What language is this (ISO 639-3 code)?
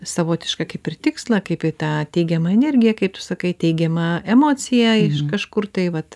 lit